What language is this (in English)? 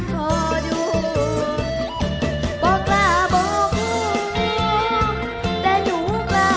Thai